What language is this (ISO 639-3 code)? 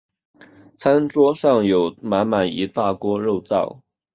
zho